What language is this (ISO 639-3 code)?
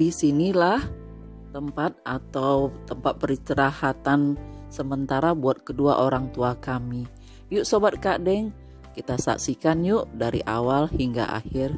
ind